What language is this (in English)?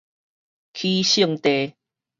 Min Nan Chinese